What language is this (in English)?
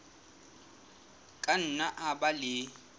Southern Sotho